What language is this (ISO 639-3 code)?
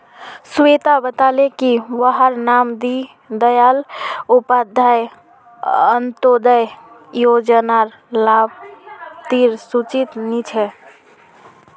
mag